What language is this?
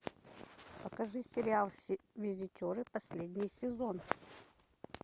Russian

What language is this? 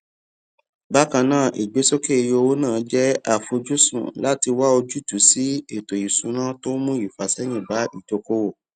Yoruba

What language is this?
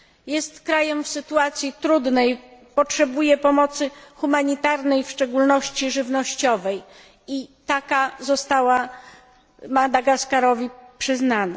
Polish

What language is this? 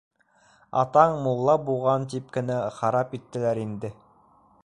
Bashkir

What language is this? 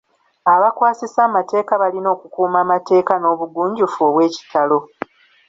Ganda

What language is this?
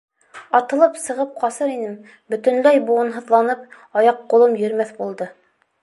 Bashkir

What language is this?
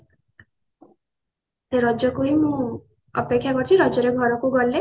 Odia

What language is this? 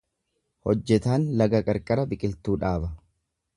Oromo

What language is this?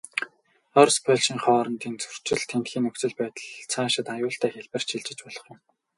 Mongolian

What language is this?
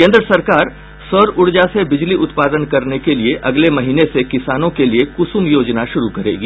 Hindi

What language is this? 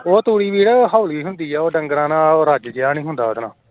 Punjabi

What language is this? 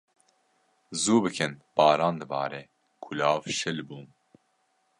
Kurdish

